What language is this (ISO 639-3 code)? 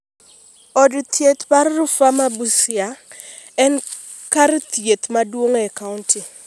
luo